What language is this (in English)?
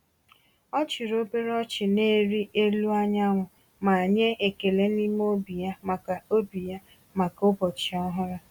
Igbo